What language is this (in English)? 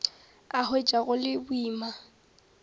Northern Sotho